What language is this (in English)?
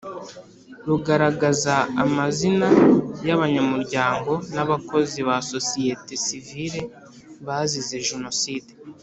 Kinyarwanda